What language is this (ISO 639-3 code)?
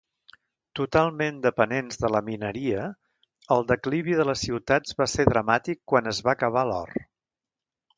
cat